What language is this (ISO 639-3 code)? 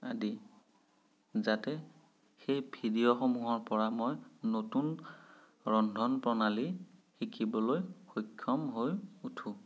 asm